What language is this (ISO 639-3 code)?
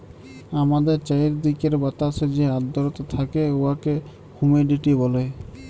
ben